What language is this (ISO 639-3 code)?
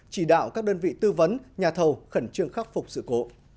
vie